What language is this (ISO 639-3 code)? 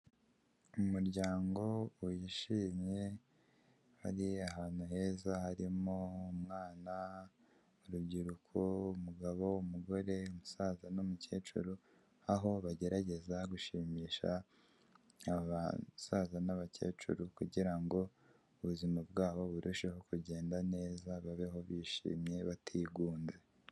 kin